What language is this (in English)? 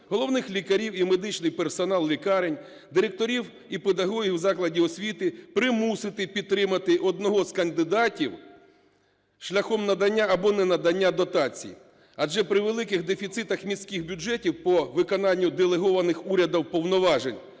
Ukrainian